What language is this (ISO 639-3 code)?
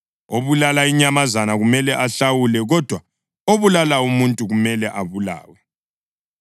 nde